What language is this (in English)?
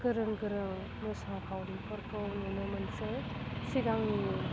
Bodo